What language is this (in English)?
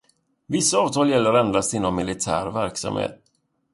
Swedish